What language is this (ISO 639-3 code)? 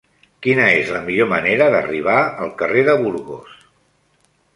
cat